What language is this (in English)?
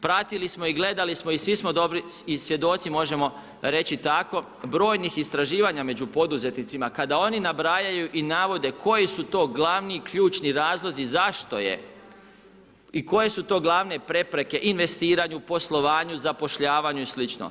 Croatian